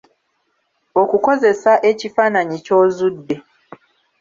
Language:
Ganda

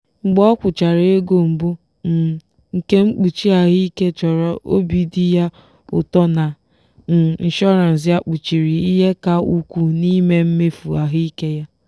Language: Igbo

